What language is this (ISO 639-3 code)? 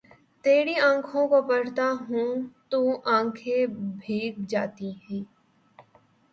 urd